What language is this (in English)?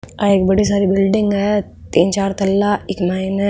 Rajasthani